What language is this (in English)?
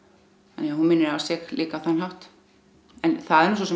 Icelandic